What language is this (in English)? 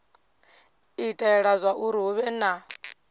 Venda